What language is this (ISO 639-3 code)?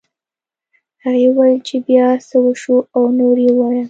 pus